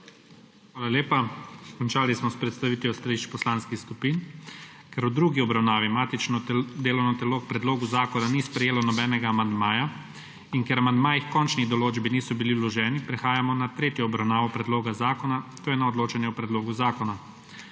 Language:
Slovenian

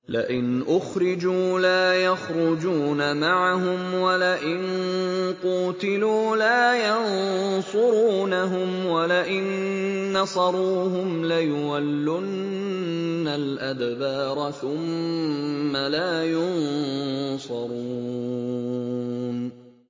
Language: Arabic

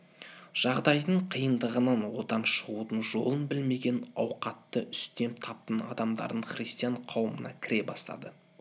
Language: Kazakh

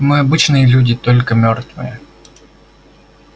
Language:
Russian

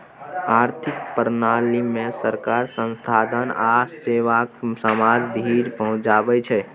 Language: Maithili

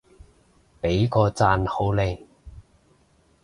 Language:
Cantonese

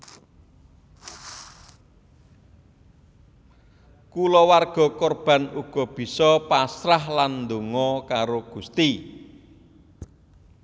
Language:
Javanese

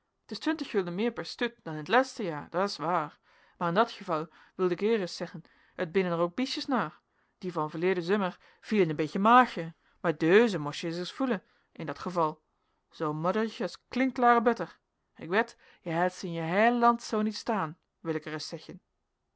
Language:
Dutch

